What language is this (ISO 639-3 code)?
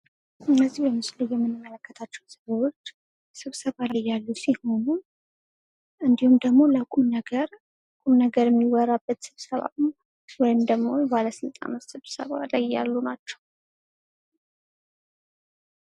amh